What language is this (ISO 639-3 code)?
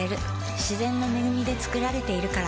jpn